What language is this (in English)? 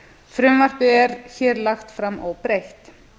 Icelandic